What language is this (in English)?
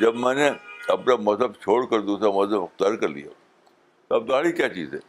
Urdu